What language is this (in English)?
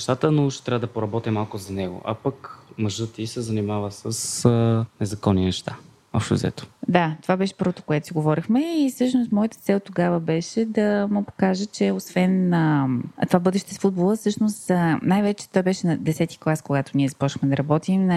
Bulgarian